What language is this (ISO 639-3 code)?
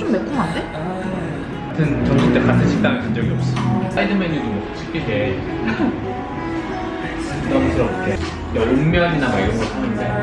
kor